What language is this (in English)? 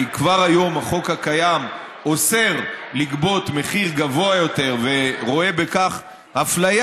Hebrew